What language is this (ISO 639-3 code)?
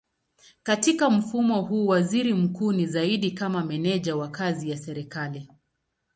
swa